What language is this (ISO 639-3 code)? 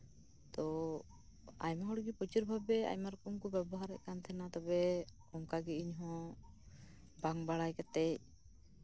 sat